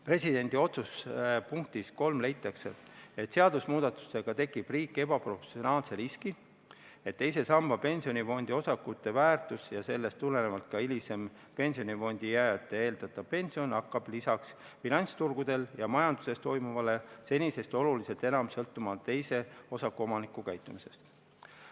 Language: Estonian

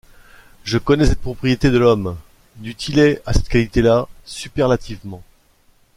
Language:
French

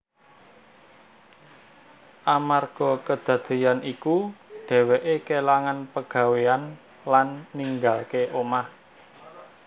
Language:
Javanese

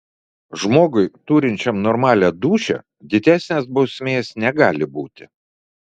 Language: Lithuanian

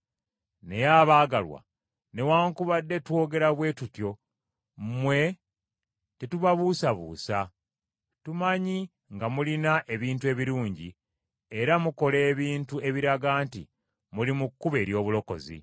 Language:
Ganda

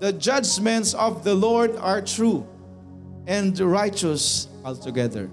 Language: Filipino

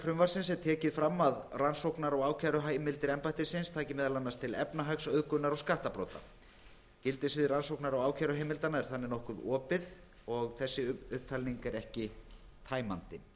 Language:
Icelandic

